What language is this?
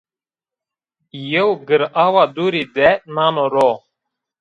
Zaza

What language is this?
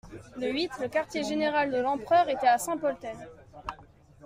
French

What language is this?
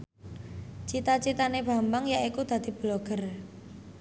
Javanese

